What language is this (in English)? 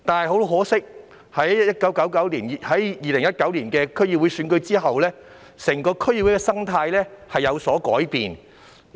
Cantonese